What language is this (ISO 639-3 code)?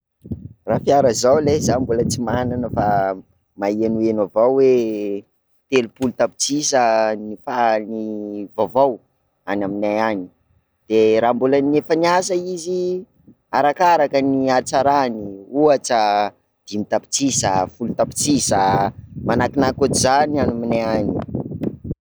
skg